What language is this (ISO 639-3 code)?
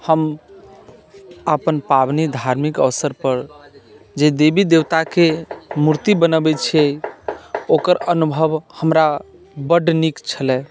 mai